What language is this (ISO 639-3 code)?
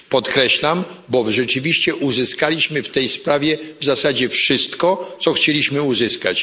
pol